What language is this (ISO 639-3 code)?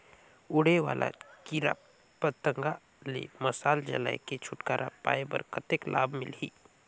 hne